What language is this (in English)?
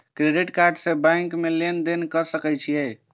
Maithili